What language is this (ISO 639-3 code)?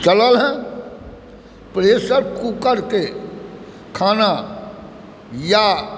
mai